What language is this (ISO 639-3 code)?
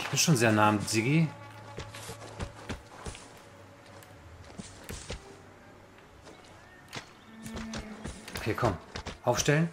deu